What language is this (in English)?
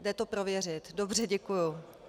Czech